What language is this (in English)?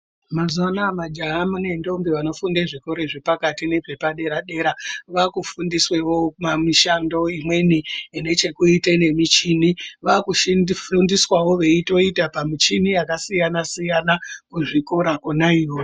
Ndau